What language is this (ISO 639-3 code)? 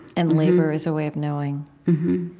eng